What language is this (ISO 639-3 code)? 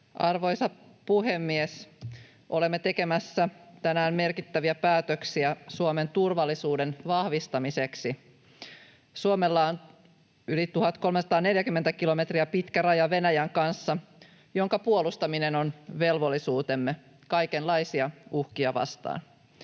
fin